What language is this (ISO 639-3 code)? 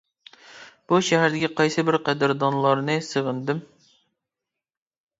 uig